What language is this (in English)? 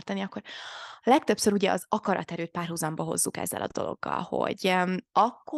Hungarian